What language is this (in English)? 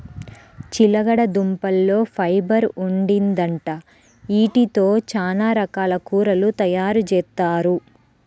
Telugu